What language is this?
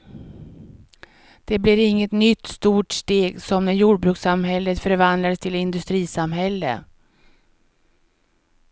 Swedish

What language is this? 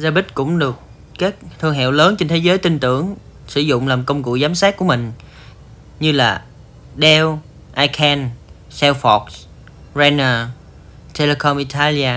Vietnamese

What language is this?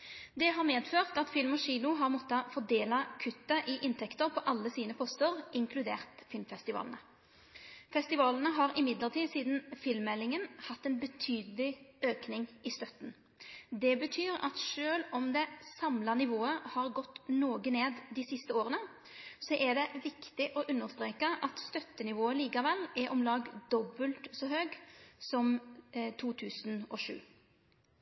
Norwegian Nynorsk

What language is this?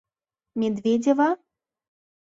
Mari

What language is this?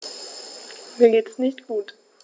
German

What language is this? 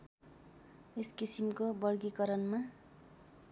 Nepali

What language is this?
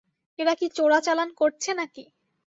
Bangla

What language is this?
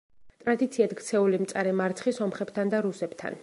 Georgian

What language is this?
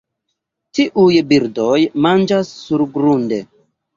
Esperanto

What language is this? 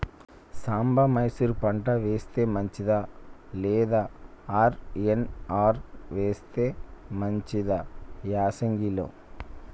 Telugu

